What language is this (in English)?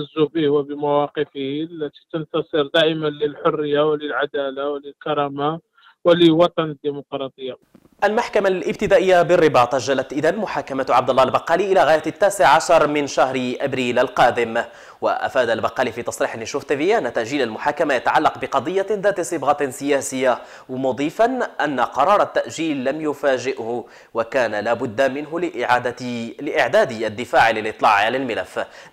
Arabic